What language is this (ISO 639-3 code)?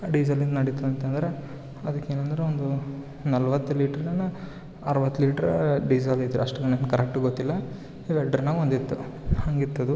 kan